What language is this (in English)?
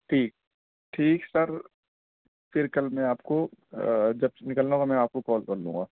Urdu